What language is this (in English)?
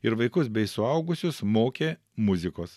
Lithuanian